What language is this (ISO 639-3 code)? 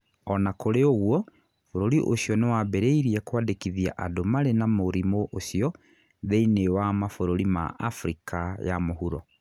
kik